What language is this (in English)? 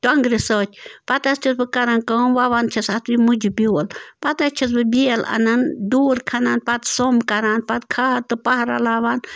Kashmiri